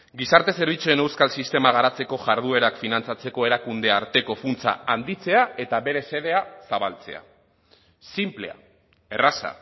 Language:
Basque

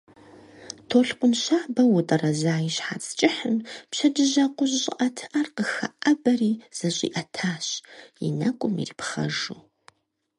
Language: Kabardian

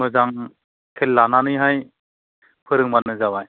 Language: Bodo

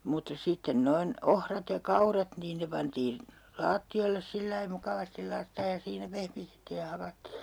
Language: Finnish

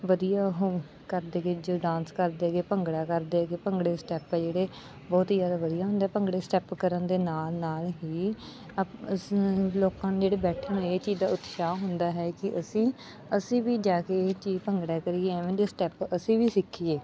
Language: Punjabi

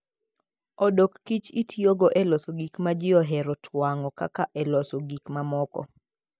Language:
Luo (Kenya and Tanzania)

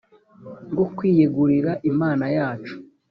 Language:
Kinyarwanda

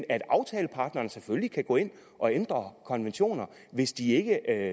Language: Danish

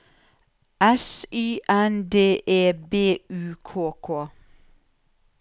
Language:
Norwegian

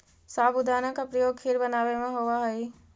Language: Magahi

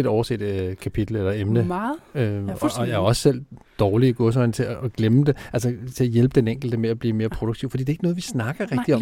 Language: Danish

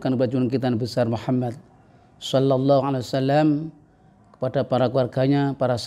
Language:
Indonesian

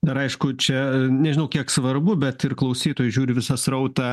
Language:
Lithuanian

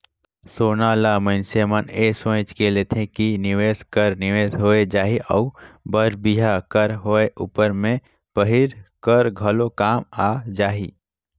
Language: Chhattisgarhi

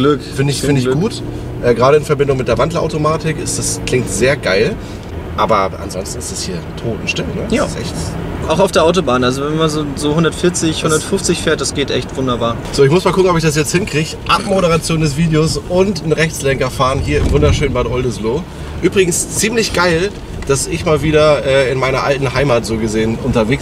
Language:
German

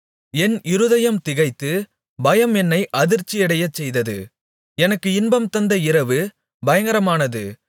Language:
Tamil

